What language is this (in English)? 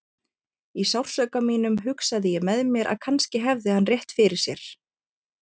Icelandic